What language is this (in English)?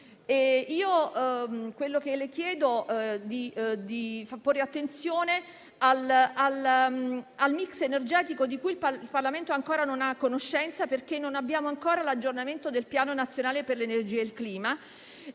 Italian